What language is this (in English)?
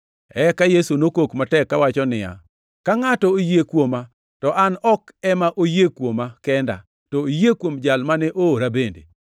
Luo (Kenya and Tanzania)